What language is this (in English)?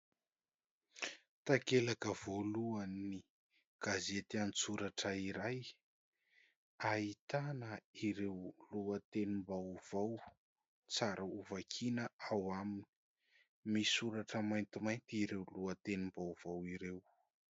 Malagasy